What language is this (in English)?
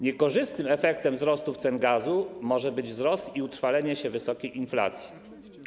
Polish